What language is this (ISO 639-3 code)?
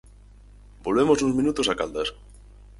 glg